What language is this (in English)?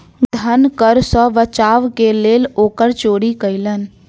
Maithili